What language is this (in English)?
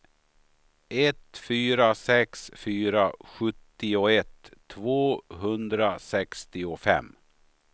Swedish